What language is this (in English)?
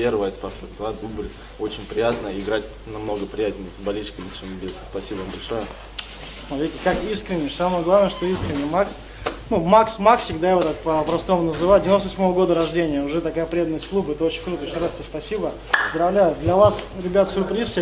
Russian